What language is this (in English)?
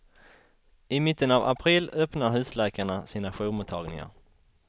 Swedish